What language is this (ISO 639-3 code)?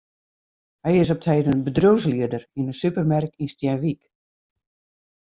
fry